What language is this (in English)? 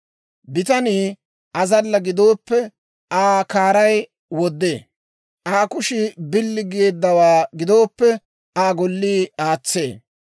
Dawro